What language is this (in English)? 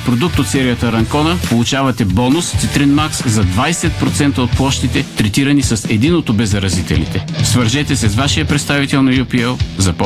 Bulgarian